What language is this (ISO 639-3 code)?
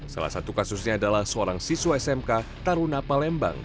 ind